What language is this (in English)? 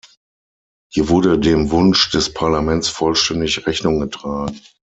German